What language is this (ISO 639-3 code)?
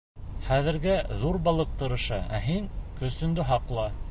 bak